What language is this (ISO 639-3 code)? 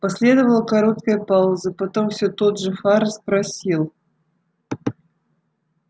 rus